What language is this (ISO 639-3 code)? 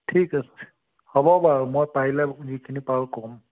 asm